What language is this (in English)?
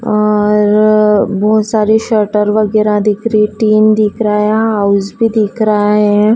Hindi